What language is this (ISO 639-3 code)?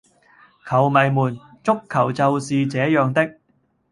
yue